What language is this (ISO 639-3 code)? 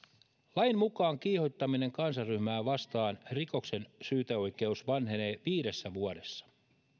fin